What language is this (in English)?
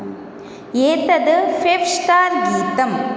Sanskrit